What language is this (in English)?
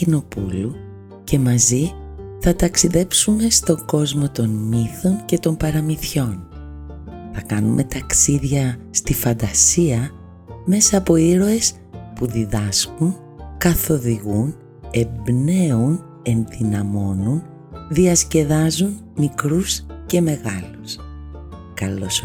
Greek